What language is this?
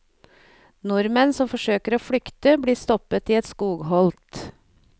Norwegian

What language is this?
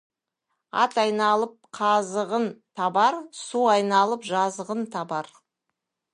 Kazakh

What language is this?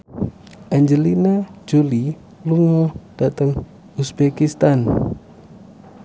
Javanese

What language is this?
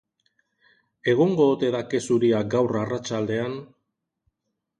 Basque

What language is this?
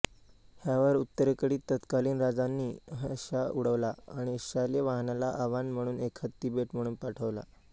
Marathi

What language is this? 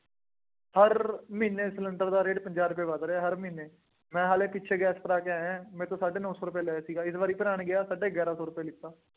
Punjabi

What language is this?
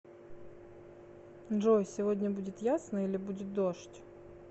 Russian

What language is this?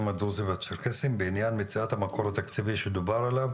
Hebrew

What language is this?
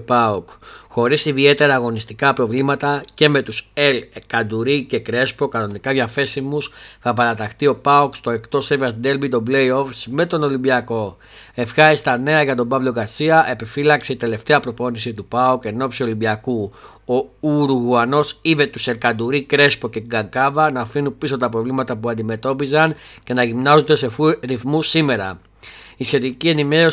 Greek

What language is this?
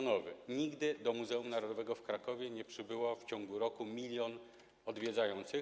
Polish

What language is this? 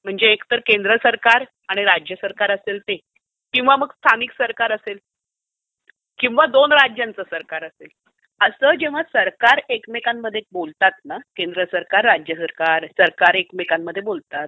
Marathi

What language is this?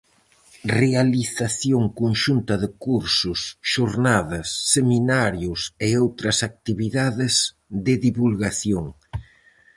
Galician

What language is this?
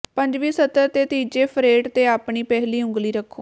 Punjabi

